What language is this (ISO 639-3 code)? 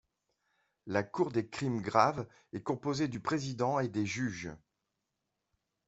fra